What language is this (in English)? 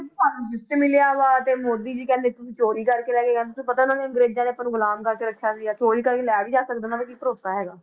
Punjabi